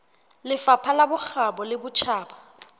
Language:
Southern Sotho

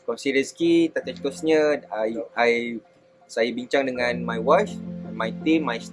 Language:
Malay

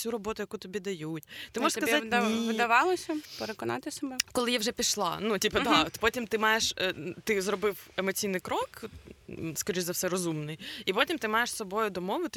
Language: Ukrainian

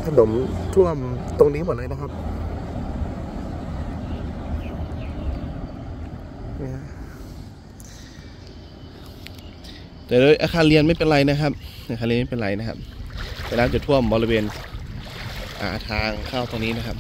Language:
Thai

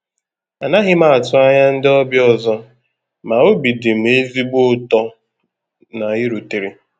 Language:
Igbo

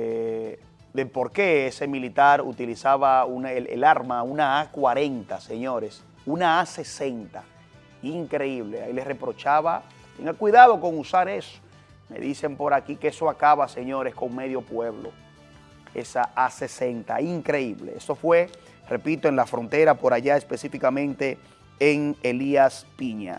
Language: Spanish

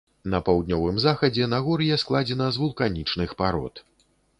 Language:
Belarusian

